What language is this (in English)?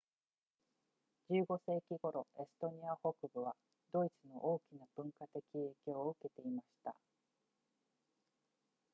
Japanese